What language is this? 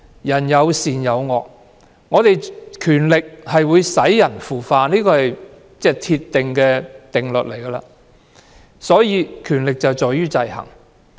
Cantonese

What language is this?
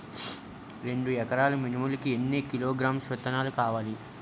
Telugu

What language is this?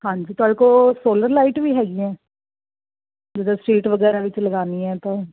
Punjabi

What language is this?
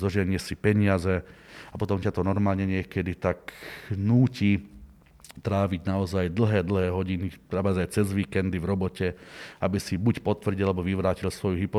Slovak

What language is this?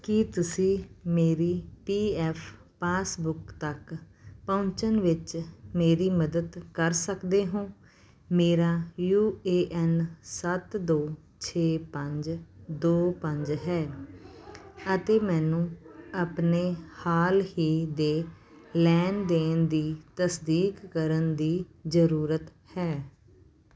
Punjabi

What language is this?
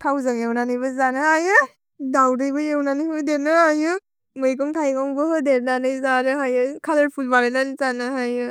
Bodo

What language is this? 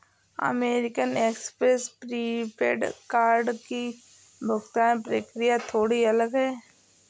Hindi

